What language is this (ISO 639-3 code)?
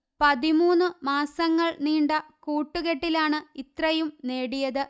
mal